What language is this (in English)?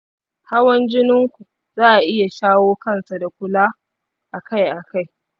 Hausa